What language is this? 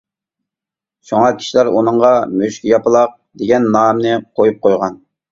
Uyghur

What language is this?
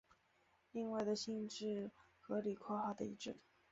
Chinese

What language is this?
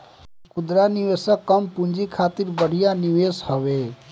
Bhojpuri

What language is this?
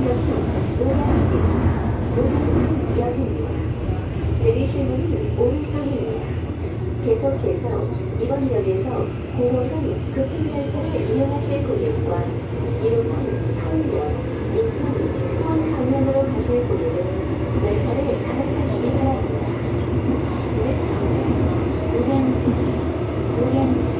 Korean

